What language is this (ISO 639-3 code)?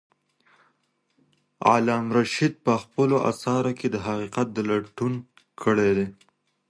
pus